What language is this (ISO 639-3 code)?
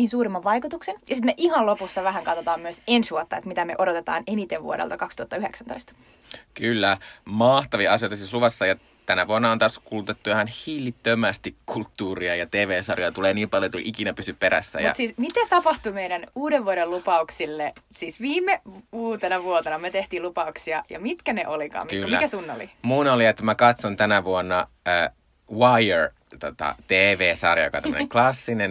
fin